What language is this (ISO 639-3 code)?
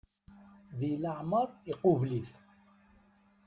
kab